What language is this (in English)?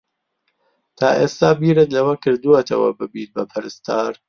Central Kurdish